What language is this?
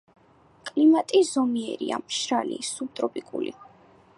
Georgian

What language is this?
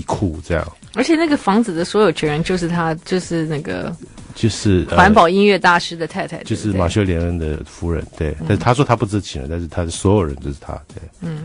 Chinese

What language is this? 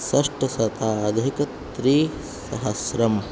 Sanskrit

